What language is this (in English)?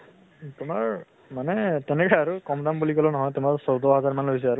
Assamese